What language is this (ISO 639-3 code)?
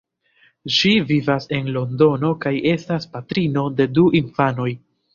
epo